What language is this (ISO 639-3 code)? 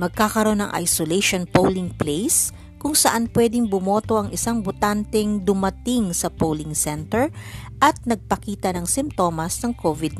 fil